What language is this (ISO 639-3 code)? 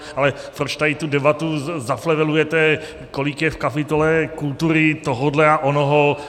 ces